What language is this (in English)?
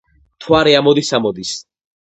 Georgian